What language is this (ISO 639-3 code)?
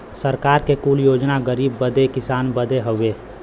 bho